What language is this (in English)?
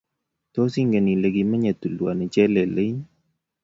Kalenjin